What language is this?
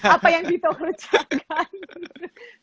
Indonesian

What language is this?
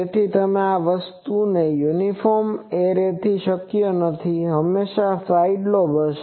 Gujarati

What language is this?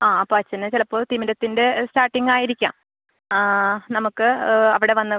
Malayalam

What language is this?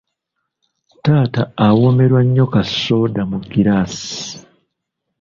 Ganda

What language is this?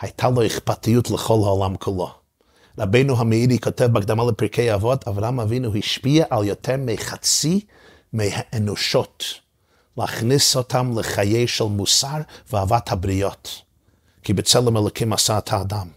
Hebrew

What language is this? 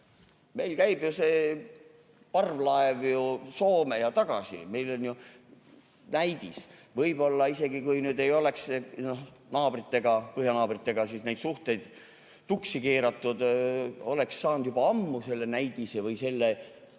Estonian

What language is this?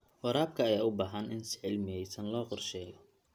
Somali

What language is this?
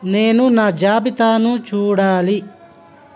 Telugu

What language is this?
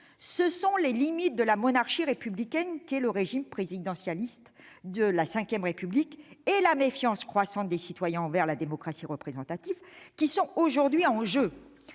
French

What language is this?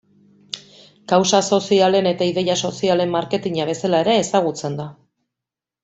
Basque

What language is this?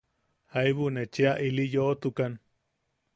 Yaqui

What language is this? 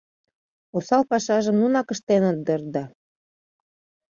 Mari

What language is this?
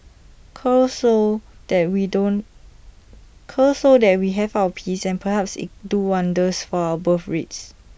English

